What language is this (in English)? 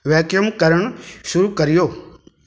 Sindhi